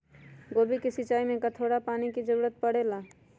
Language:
Magahi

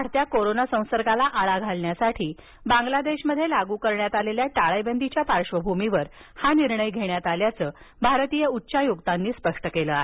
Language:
Marathi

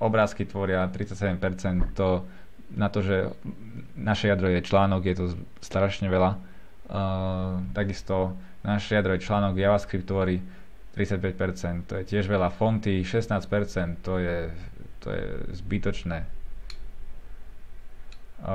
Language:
Slovak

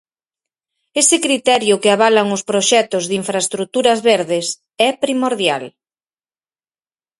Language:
Galician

